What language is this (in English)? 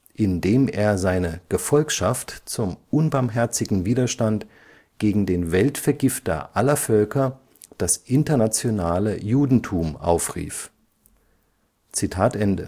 German